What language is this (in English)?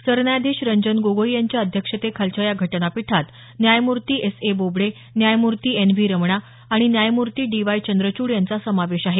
Marathi